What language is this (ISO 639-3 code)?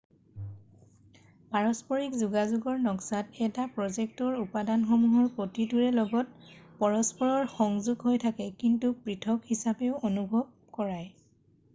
asm